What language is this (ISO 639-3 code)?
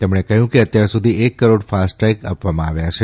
guj